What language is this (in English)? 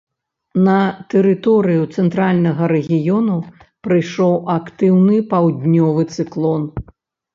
Belarusian